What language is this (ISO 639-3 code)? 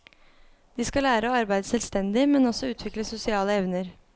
nor